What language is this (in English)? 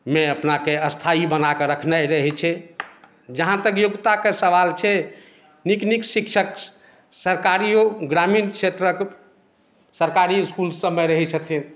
Maithili